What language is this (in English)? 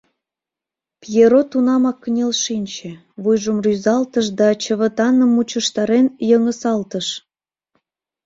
Mari